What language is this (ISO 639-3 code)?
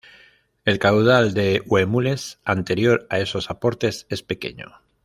spa